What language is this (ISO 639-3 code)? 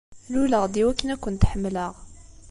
kab